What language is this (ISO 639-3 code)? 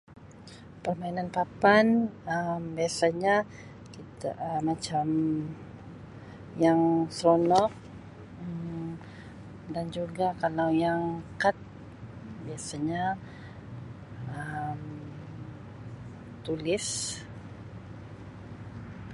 msi